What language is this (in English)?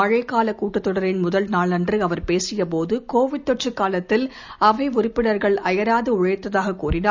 Tamil